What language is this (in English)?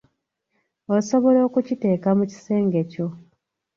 Ganda